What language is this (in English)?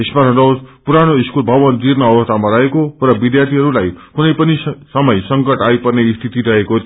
Nepali